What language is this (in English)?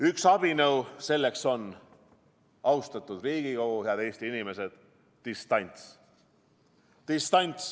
Estonian